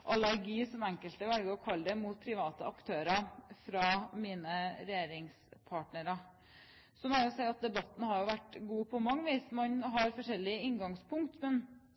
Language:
Norwegian Bokmål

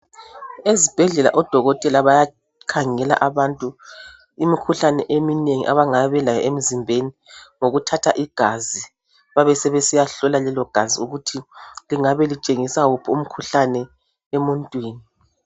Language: North Ndebele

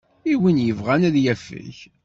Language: Kabyle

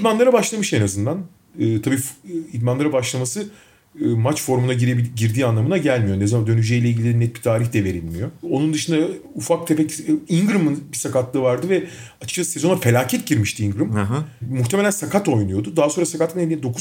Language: Turkish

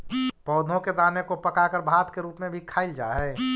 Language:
Magahi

